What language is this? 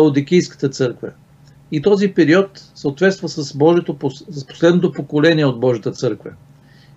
Bulgarian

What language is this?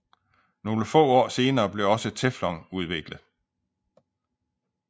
Danish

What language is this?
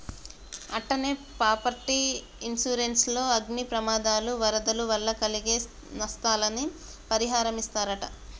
Telugu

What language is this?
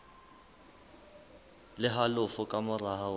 Southern Sotho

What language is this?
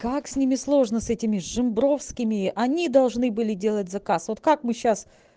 Russian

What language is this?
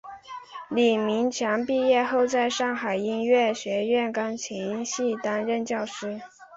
Chinese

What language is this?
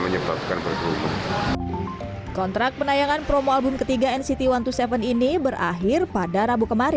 Indonesian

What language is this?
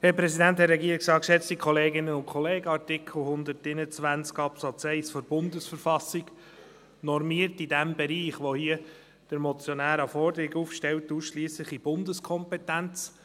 Swiss German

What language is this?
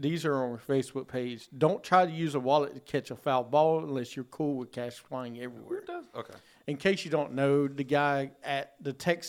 English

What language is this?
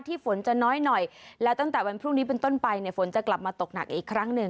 Thai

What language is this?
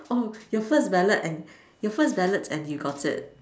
English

